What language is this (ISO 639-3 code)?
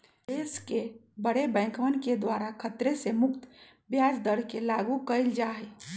mag